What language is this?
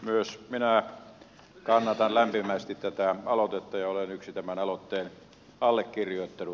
Finnish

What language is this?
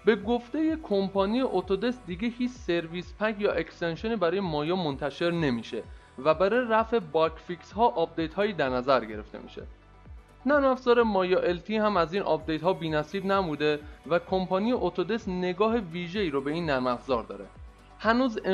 Persian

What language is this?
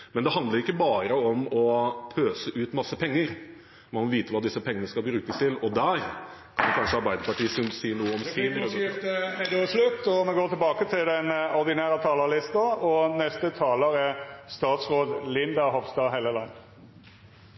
Norwegian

